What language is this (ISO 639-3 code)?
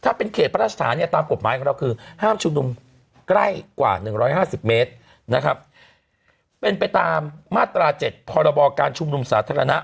tha